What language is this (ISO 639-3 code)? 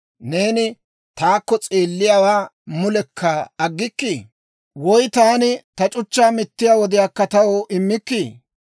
dwr